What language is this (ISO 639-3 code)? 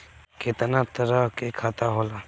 bho